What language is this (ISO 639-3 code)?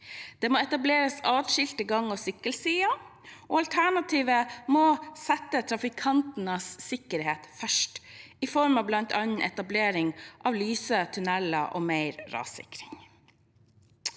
nor